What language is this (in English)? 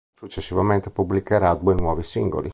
Italian